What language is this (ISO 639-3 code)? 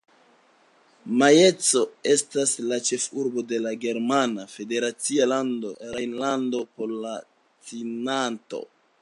epo